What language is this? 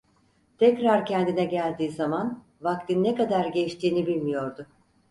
Turkish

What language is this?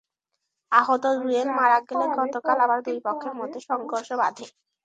Bangla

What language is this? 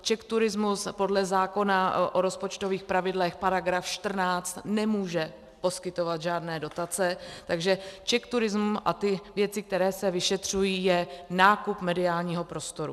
Czech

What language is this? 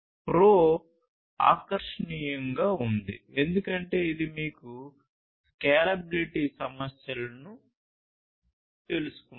Telugu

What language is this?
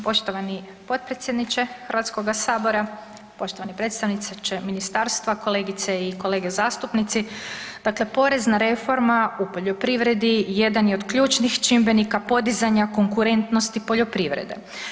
Croatian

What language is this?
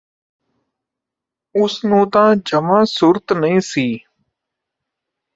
Punjabi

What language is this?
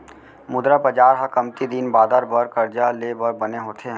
Chhattisgarhi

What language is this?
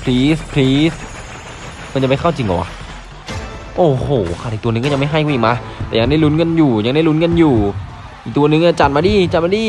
Thai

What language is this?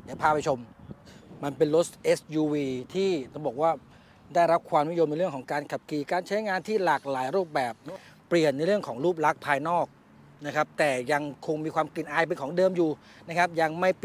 Thai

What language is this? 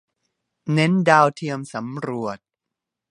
Thai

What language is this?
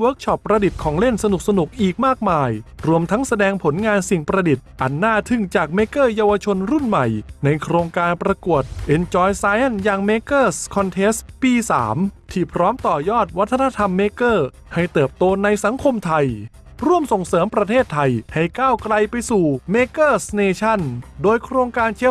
Thai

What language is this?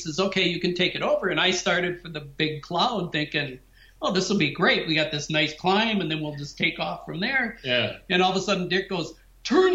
English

